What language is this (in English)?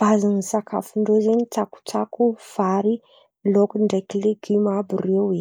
Antankarana Malagasy